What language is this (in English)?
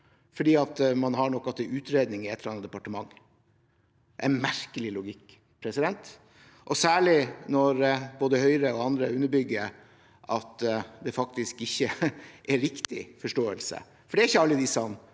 Norwegian